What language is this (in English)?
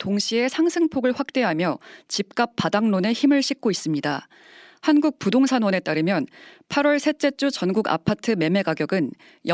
Korean